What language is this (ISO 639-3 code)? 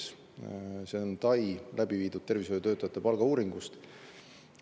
est